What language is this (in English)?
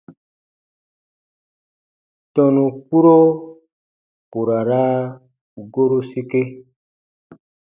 Baatonum